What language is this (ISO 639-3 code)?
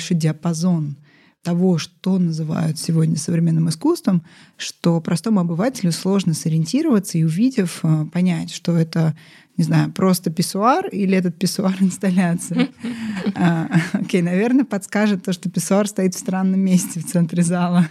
rus